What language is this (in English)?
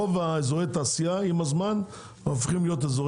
Hebrew